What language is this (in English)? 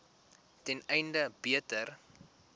Afrikaans